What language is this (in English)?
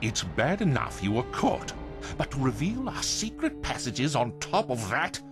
Polish